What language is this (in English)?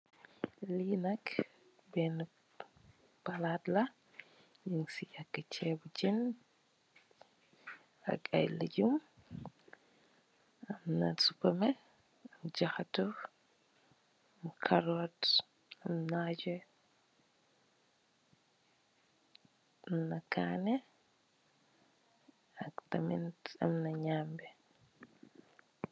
Wolof